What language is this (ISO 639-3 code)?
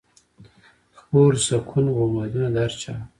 pus